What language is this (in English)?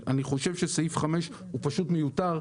Hebrew